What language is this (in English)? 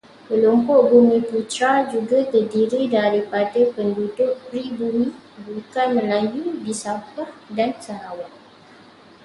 Malay